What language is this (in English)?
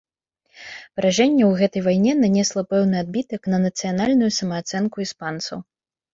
Belarusian